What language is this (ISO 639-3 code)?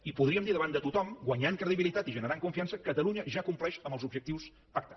cat